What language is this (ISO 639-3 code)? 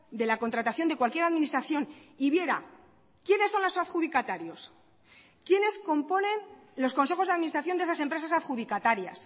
spa